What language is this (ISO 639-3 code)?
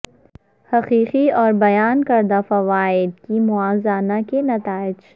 urd